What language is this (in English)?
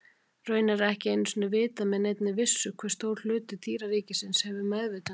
Icelandic